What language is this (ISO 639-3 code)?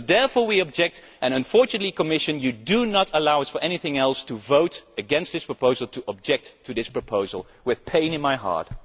eng